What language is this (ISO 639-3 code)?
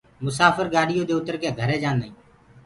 ggg